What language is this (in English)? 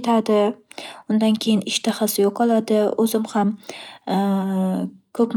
Uzbek